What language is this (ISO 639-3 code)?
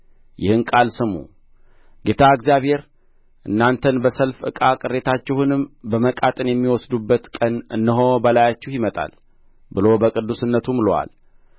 amh